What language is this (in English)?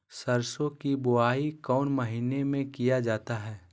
Magahi